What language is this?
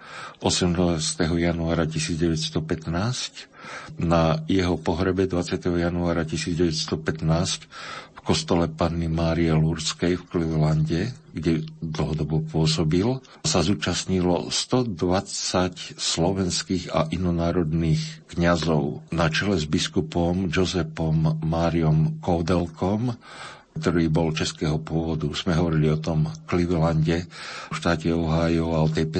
Slovak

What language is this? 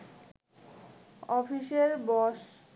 Bangla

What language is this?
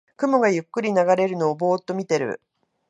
Japanese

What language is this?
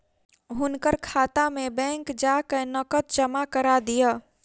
Maithili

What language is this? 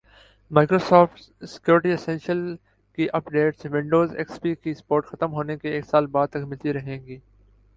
Urdu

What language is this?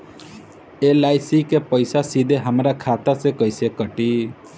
Bhojpuri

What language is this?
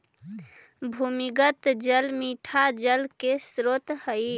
Magahi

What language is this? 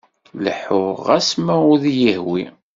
Kabyle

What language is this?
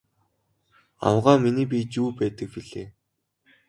Mongolian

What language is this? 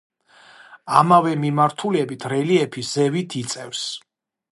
Georgian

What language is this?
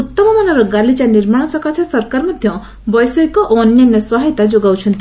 Odia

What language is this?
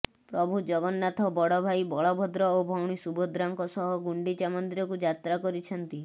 Odia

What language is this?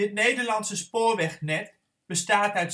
Dutch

